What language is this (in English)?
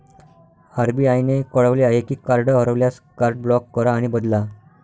Marathi